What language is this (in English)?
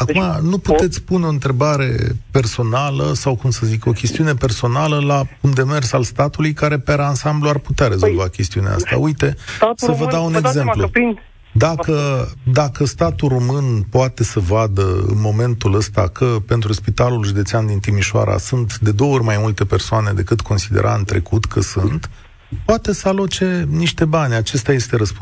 Romanian